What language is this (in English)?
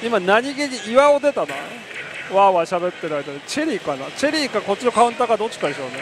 Japanese